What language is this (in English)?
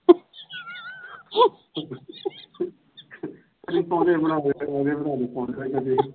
Punjabi